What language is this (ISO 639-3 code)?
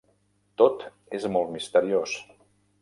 cat